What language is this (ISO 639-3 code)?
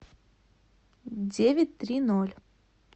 rus